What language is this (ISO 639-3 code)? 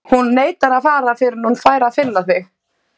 isl